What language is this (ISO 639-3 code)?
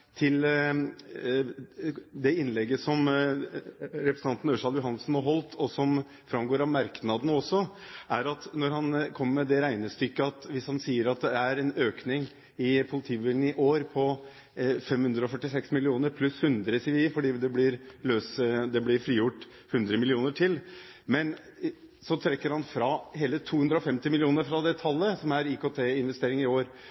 nob